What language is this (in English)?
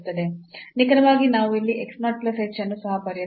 Kannada